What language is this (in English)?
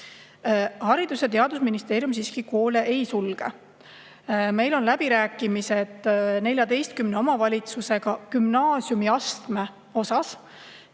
Estonian